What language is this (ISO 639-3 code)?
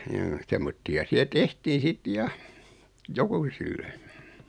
fin